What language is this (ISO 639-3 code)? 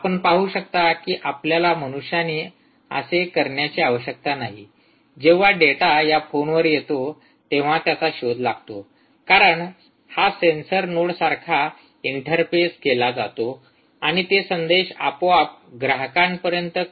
mar